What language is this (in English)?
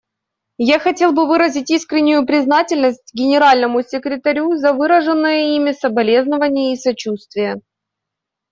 Russian